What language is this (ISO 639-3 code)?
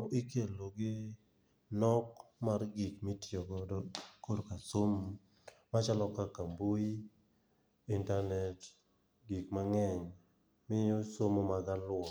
luo